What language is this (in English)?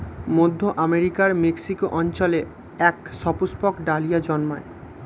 Bangla